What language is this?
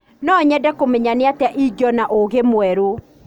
Kikuyu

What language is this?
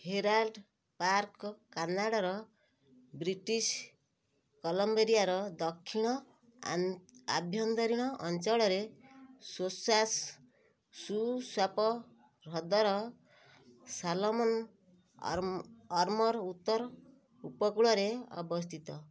Odia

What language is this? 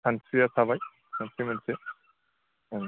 Bodo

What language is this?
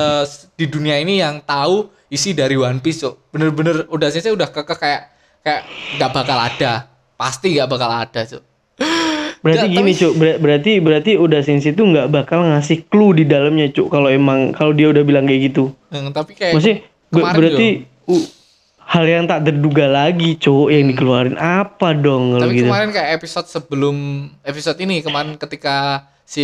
Indonesian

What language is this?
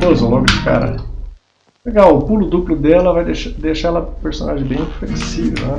Portuguese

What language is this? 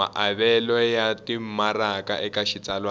Tsonga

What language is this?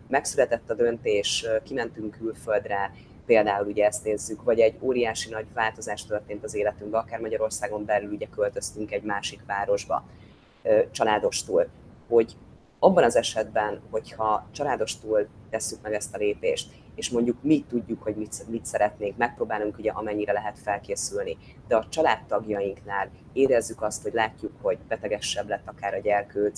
Hungarian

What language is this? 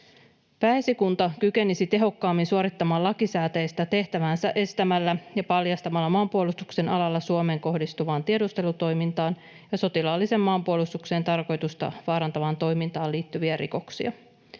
Finnish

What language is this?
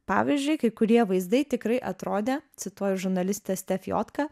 Lithuanian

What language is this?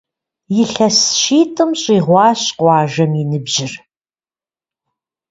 Kabardian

